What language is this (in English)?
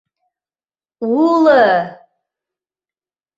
Mari